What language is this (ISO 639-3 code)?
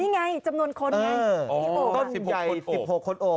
tha